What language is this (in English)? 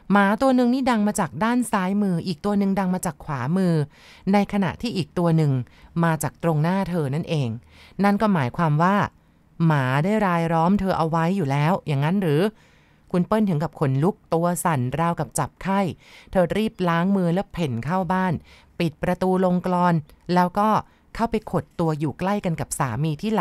Thai